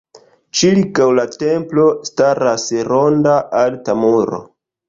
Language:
Esperanto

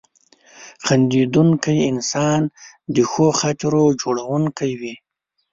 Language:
Pashto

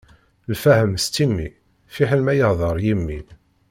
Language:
Kabyle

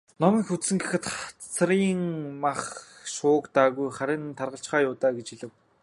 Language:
Mongolian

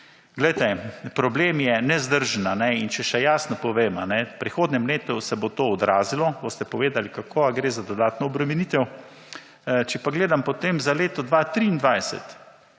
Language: Slovenian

